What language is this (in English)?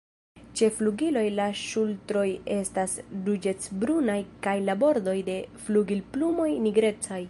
Esperanto